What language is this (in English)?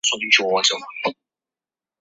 Chinese